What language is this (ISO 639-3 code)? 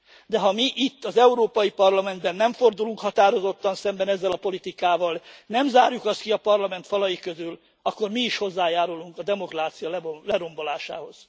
hun